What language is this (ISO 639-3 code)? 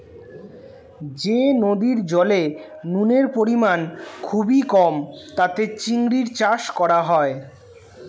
ben